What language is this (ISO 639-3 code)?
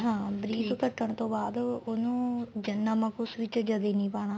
pan